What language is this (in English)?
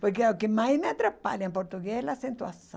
Portuguese